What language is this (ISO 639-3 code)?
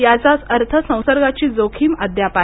mar